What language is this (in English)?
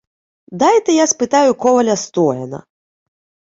Ukrainian